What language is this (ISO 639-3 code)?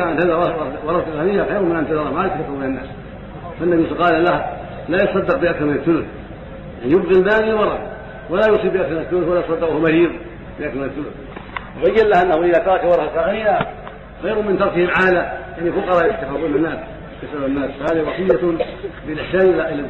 ara